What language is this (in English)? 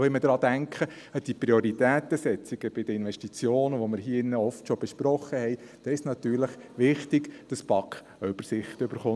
Swiss German